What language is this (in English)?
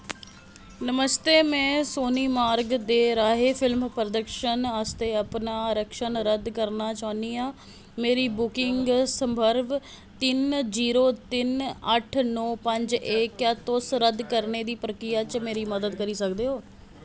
Dogri